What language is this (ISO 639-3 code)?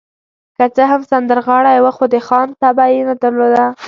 pus